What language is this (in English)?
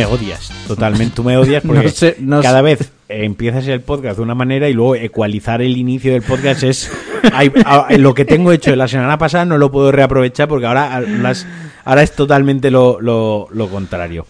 Spanish